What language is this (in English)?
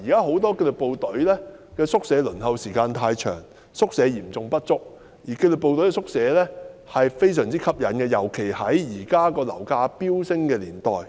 Cantonese